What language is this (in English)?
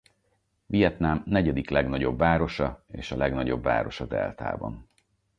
Hungarian